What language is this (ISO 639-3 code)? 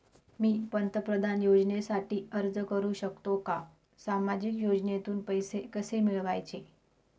mar